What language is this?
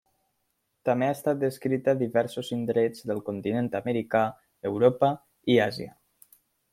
Catalan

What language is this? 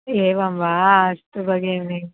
Sanskrit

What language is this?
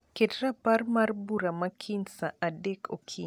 Luo (Kenya and Tanzania)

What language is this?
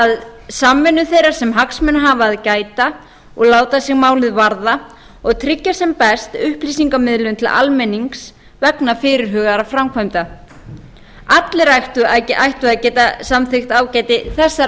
Icelandic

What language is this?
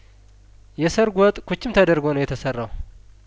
Amharic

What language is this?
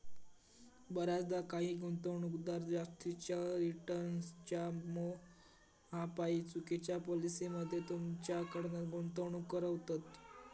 Marathi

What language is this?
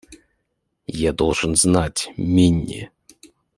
Russian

